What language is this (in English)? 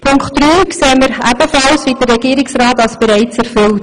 Swiss German